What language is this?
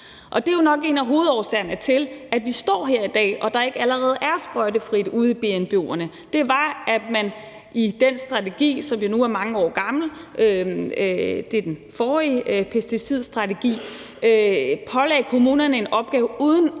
Danish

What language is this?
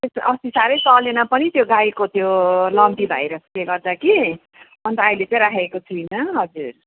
Nepali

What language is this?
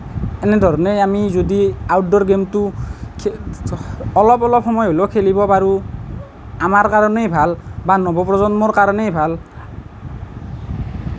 Assamese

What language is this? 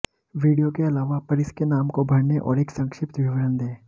Hindi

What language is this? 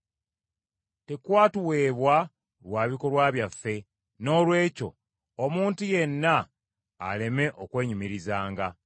Ganda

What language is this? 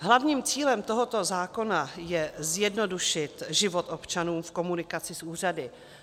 Czech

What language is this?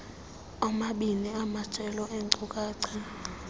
Xhosa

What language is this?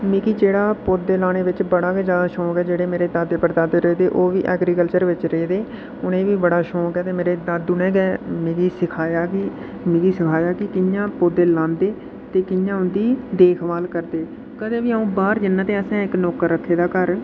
Dogri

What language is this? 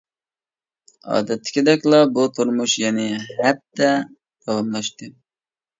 Uyghur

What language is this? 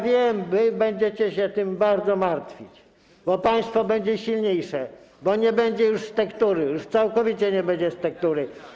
Polish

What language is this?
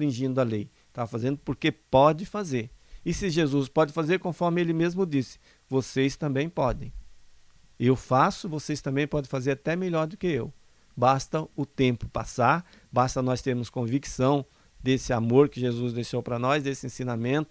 Portuguese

